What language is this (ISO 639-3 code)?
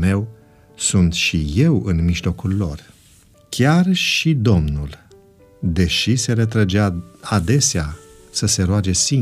ron